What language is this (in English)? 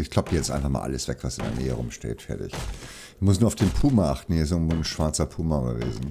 German